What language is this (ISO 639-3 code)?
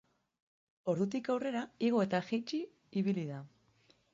eus